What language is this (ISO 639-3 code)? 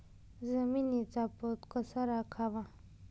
mar